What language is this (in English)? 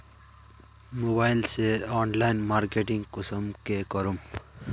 Magahi